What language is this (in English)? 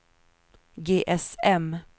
Swedish